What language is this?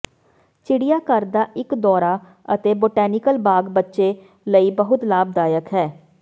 Punjabi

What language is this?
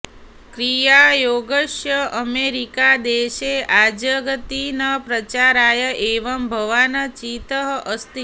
Sanskrit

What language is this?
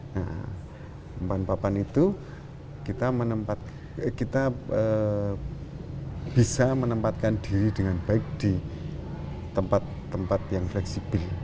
Indonesian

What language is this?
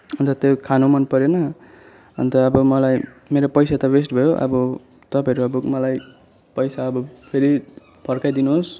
Nepali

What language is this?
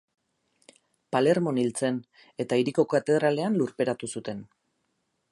Basque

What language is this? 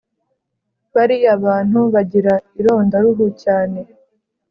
Kinyarwanda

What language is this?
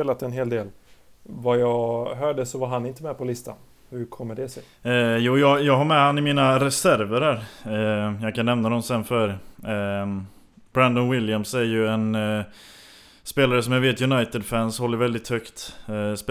Swedish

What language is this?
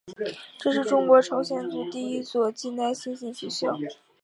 Chinese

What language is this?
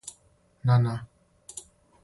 Serbian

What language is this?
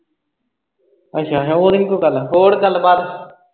Punjabi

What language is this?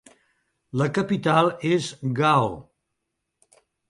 Catalan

